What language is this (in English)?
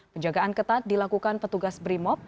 Indonesian